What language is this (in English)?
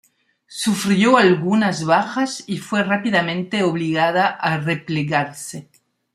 Spanish